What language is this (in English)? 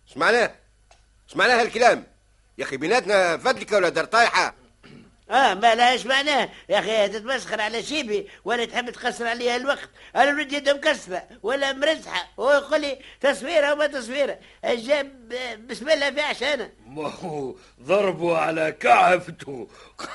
Arabic